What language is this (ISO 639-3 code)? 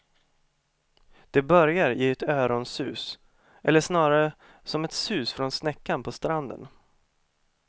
swe